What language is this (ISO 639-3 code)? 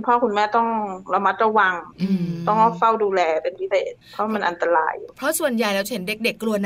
tha